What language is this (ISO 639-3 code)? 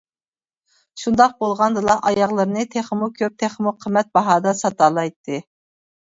uig